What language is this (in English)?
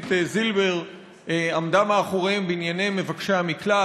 Hebrew